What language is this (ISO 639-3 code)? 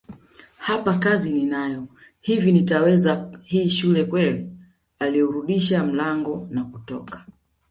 swa